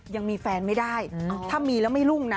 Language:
Thai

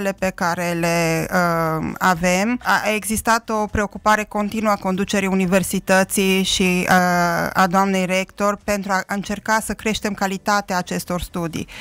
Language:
Romanian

